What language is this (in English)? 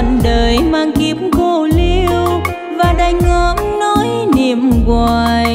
Vietnamese